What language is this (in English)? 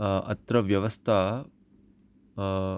Sanskrit